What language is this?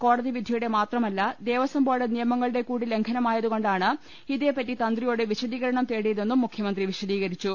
Malayalam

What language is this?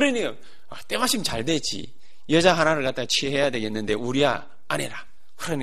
Korean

